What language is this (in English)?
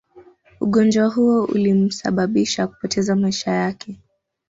Swahili